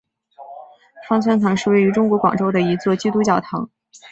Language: Chinese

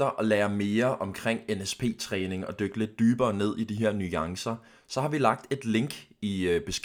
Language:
Danish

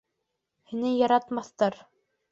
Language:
Bashkir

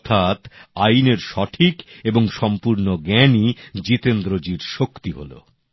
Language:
Bangla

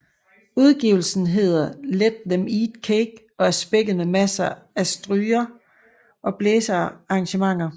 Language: Danish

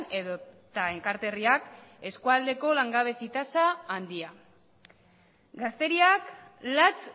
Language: Basque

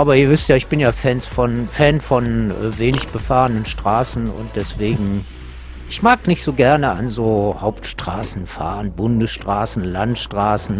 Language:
German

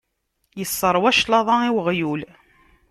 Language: Kabyle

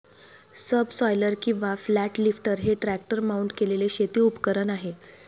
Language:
Marathi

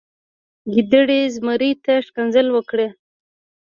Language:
Pashto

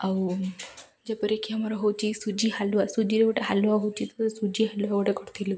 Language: Odia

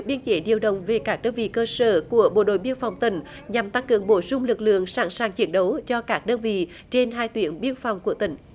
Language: Vietnamese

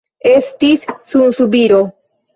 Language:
Esperanto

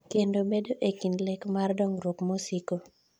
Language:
Luo (Kenya and Tanzania)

